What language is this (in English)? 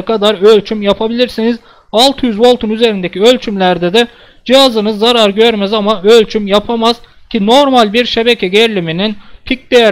Turkish